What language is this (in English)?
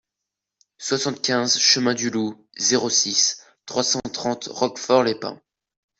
French